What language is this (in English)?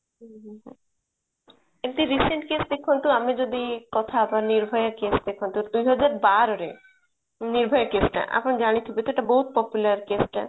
Odia